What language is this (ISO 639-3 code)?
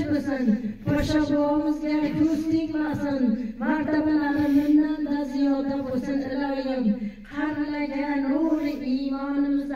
tur